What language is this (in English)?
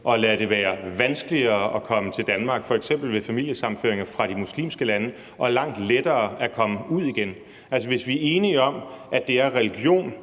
Danish